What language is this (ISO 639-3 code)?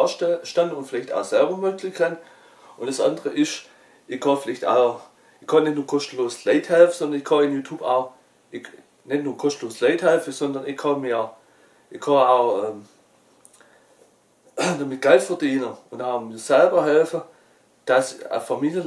deu